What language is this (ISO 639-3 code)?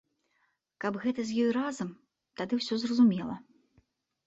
bel